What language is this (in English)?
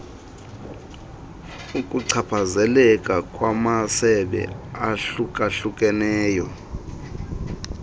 Xhosa